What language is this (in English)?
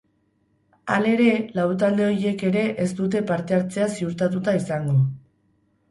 Basque